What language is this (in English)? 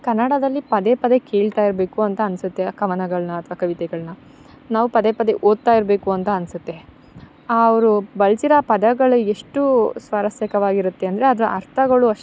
Kannada